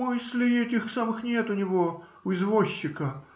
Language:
Russian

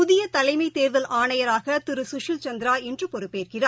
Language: Tamil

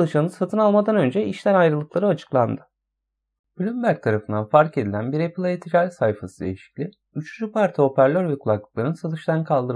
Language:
Turkish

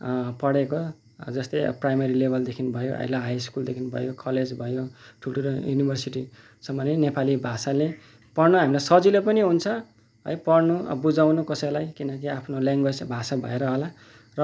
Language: Nepali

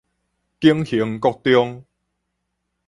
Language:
Min Nan Chinese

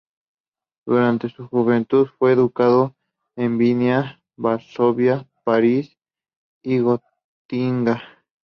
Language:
Spanish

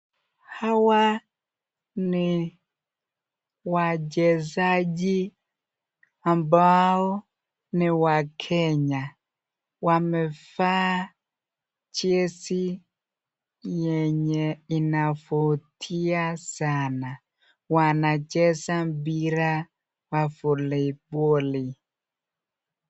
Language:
Swahili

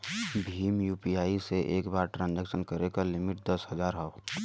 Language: Bhojpuri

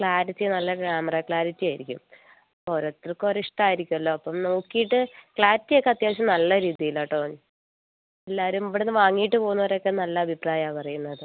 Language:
Malayalam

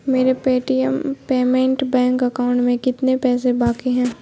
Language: Urdu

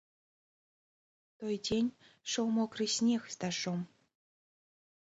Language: Belarusian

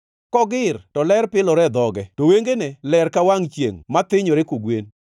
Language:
Luo (Kenya and Tanzania)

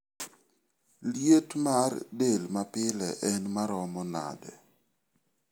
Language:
Luo (Kenya and Tanzania)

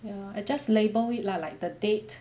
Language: English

